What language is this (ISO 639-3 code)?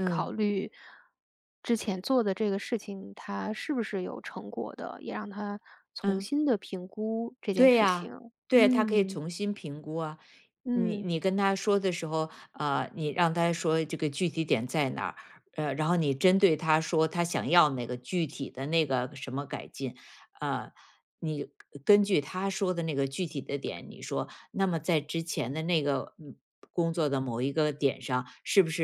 zho